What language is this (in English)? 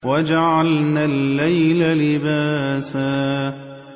Arabic